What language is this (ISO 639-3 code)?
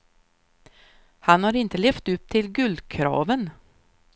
swe